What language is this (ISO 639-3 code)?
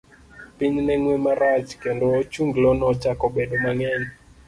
luo